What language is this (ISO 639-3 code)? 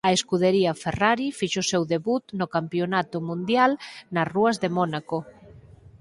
glg